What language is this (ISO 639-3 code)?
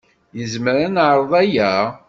kab